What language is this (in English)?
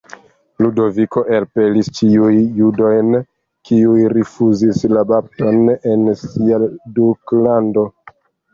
Esperanto